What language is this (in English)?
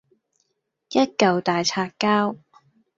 Cantonese